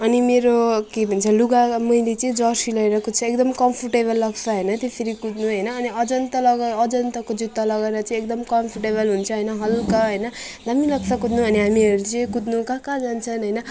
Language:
Nepali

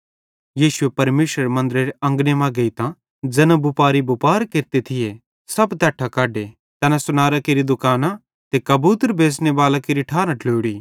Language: Bhadrawahi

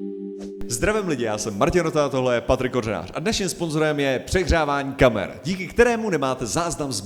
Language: Czech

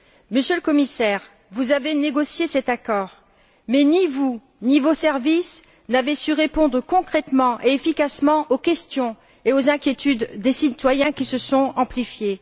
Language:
French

